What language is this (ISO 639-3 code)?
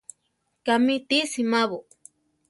tar